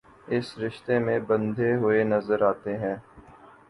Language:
Urdu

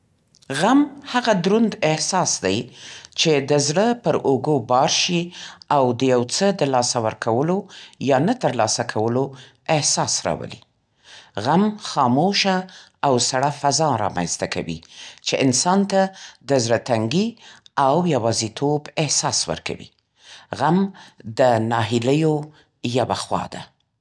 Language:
Central Pashto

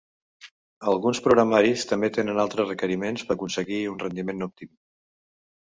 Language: Catalan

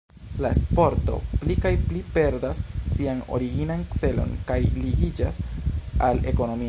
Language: Esperanto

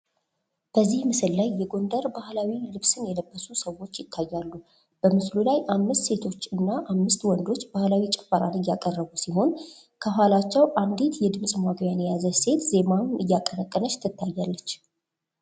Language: Amharic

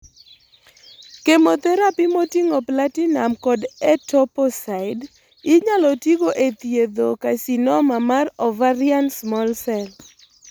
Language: Luo (Kenya and Tanzania)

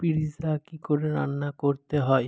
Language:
Bangla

